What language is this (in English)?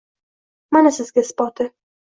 Uzbek